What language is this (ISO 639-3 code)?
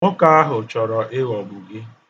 ibo